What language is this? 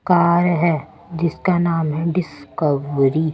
Hindi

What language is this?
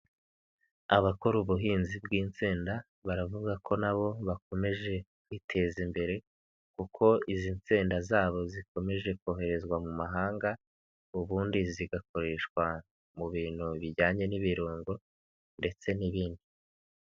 Kinyarwanda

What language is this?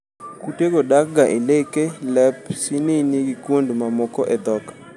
Luo (Kenya and Tanzania)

